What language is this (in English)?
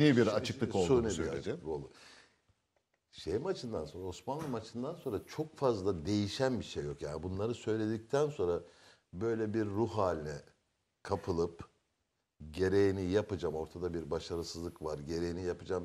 Turkish